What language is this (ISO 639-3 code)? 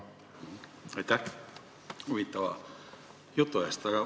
est